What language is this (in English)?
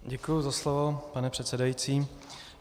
Czech